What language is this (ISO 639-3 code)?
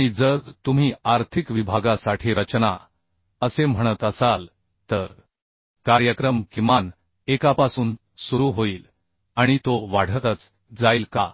mar